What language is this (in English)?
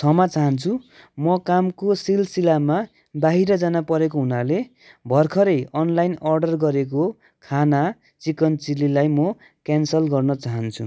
Nepali